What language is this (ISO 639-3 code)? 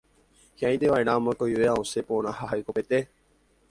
grn